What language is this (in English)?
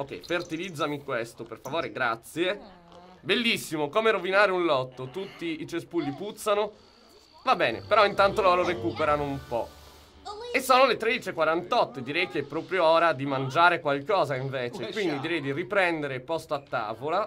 Italian